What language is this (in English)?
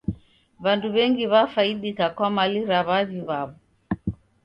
Taita